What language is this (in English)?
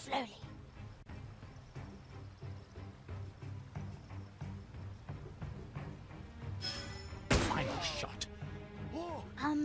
Italian